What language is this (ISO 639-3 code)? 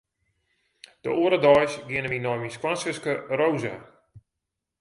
fry